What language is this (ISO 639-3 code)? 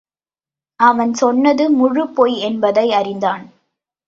tam